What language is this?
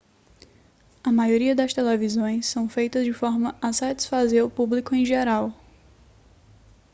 Portuguese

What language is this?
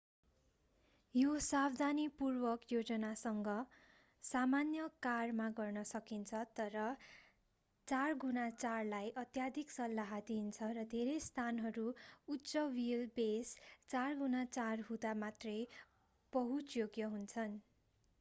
Nepali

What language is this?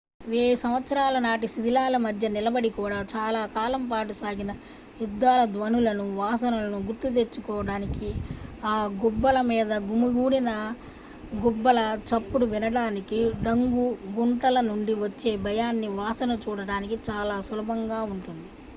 Telugu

